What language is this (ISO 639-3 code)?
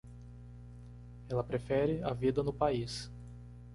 por